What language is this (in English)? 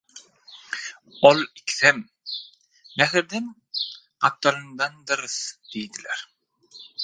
Turkmen